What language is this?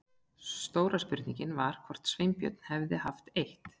Icelandic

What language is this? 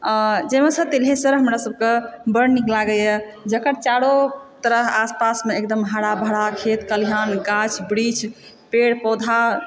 Maithili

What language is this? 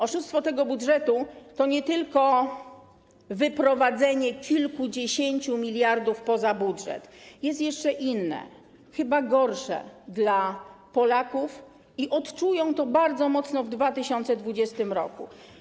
Polish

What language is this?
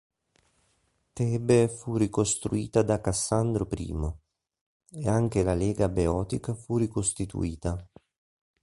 Italian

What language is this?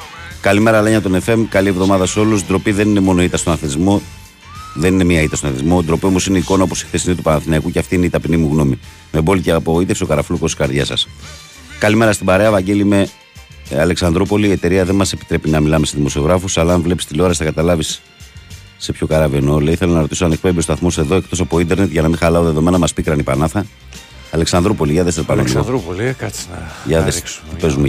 Greek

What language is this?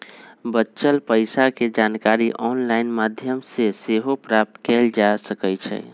Magahi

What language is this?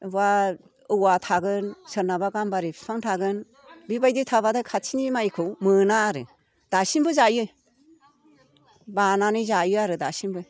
Bodo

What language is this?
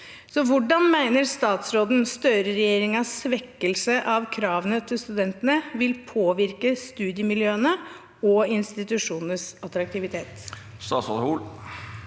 Norwegian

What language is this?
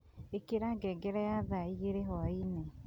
Kikuyu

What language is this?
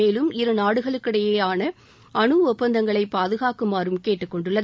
Tamil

